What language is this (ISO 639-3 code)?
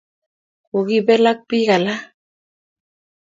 kln